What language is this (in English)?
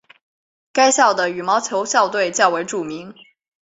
Chinese